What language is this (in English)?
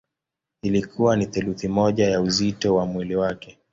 Swahili